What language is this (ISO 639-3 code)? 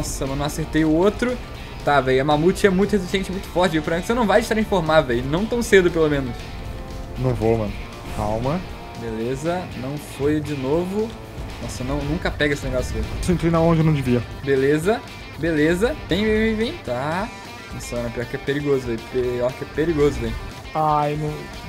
por